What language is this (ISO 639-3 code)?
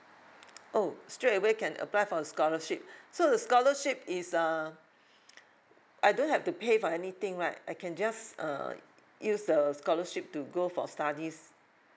eng